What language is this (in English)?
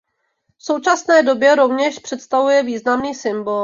Czech